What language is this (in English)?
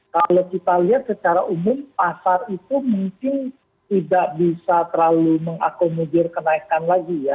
Indonesian